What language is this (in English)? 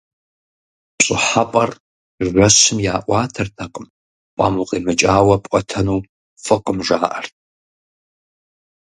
Kabardian